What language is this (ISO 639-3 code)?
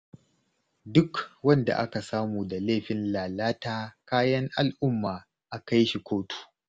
hau